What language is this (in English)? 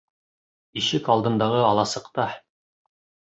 Bashkir